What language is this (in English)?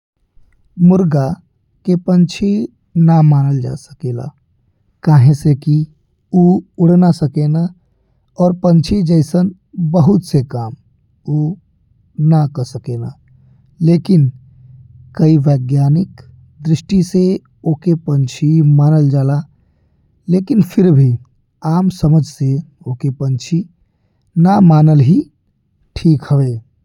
Bhojpuri